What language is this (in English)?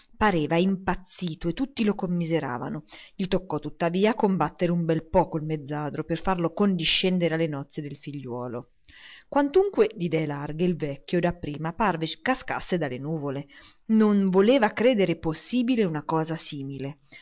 Italian